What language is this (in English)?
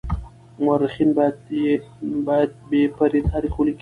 Pashto